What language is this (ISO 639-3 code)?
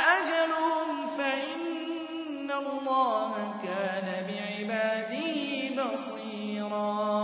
ara